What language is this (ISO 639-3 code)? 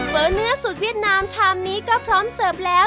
tha